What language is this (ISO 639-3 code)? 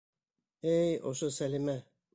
bak